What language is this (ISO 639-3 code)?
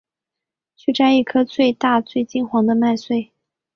zho